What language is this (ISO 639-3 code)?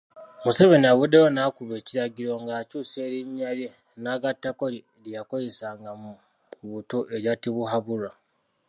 lug